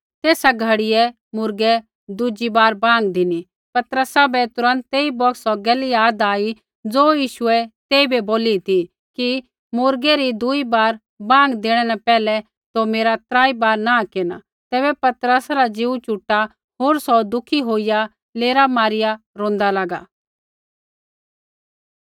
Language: Kullu Pahari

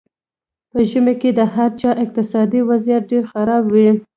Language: Pashto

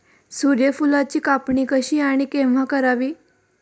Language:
Marathi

